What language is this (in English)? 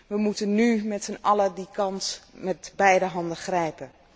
Dutch